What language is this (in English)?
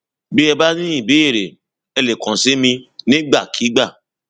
Yoruba